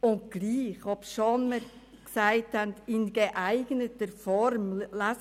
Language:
Swiss German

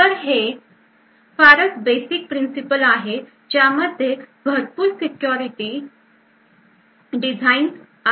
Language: Marathi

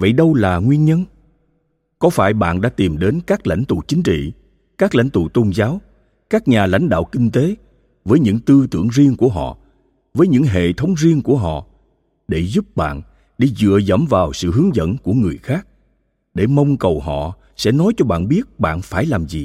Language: Vietnamese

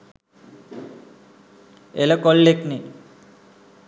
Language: Sinhala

